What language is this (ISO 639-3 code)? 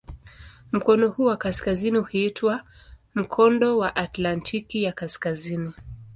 swa